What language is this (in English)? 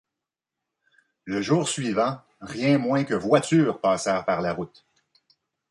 French